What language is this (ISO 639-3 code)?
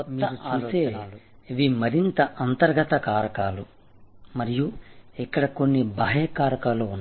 tel